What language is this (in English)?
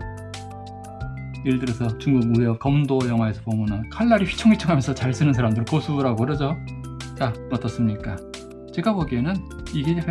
Korean